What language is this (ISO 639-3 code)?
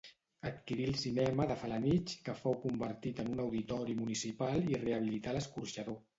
cat